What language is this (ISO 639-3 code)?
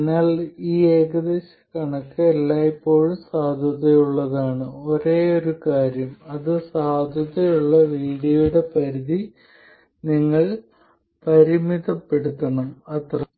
mal